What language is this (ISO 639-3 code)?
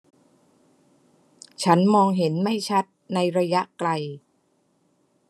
tha